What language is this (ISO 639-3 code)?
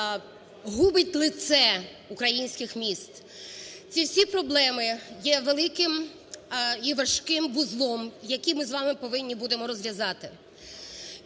ukr